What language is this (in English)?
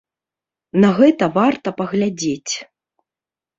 Belarusian